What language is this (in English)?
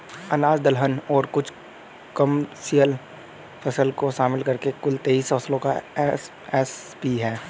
Hindi